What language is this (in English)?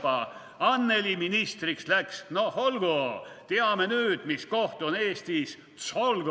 Estonian